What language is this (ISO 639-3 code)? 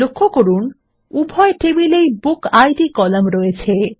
ben